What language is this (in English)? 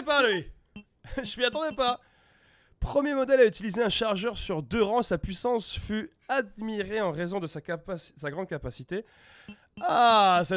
French